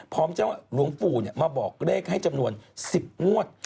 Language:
Thai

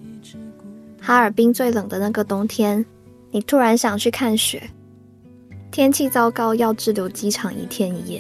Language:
Chinese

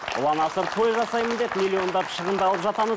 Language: Kazakh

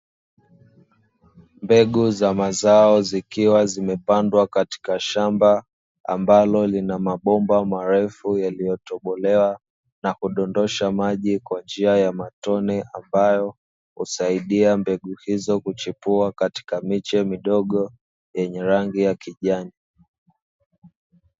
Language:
Swahili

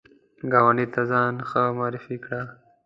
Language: Pashto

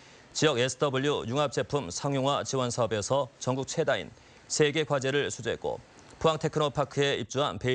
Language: Korean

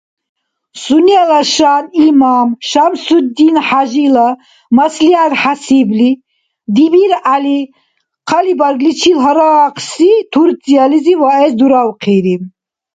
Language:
Dargwa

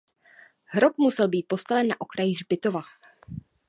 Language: Czech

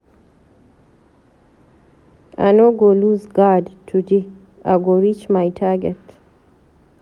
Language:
Nigerian Pidgin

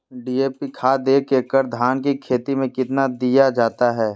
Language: Magahi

